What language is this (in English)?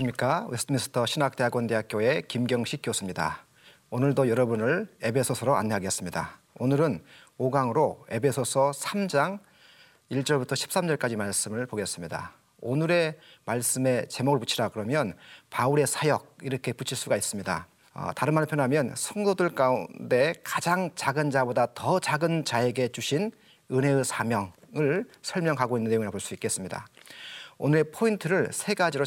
Korean